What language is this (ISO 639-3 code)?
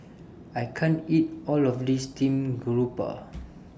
eng